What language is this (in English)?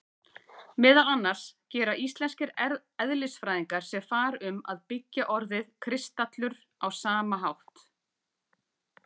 Icelandic